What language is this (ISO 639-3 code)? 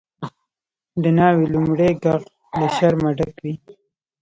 pus